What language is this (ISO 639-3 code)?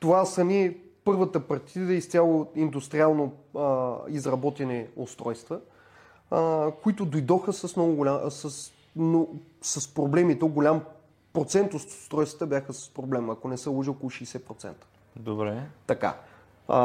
bul